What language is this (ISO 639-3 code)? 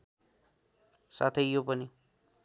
nep